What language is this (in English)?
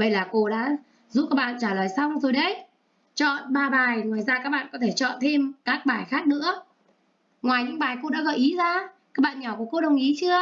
Vietnamese